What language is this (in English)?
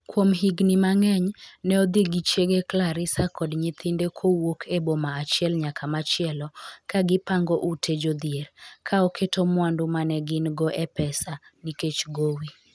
Luo (Kenya and Tanzania)